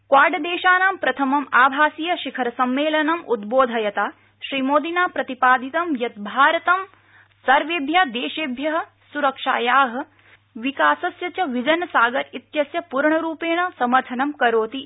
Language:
Sanskrit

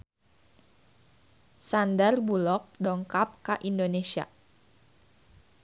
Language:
Sundanese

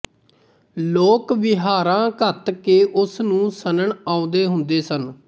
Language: Punjabi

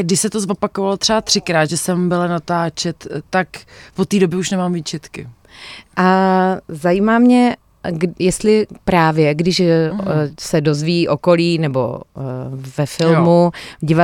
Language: Czech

